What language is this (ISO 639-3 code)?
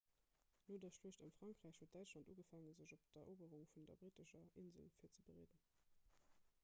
ltz